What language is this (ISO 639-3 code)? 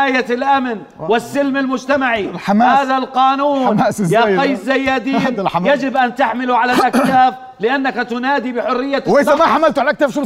ara